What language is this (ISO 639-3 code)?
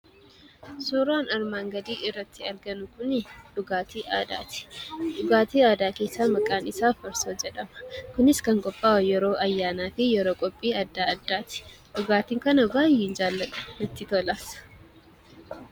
orm